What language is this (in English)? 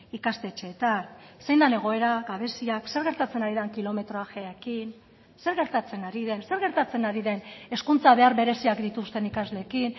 Basque